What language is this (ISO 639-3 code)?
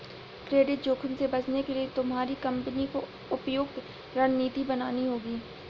hin